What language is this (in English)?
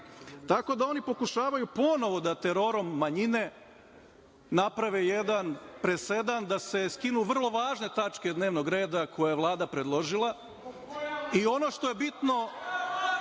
Serbian